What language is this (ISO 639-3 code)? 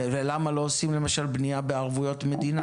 heb